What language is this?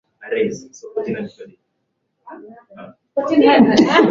Swahili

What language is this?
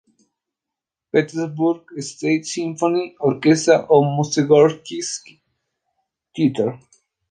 Spanish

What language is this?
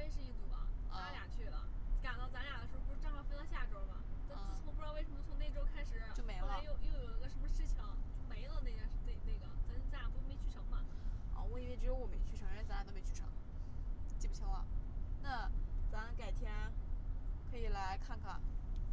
Chinese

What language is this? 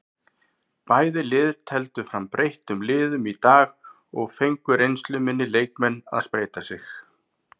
Icelandic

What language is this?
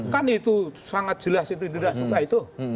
Indonesian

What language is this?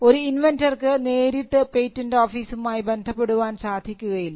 Malayalam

